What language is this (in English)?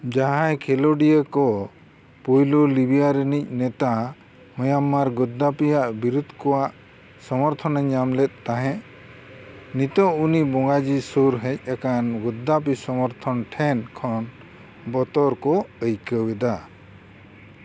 Santali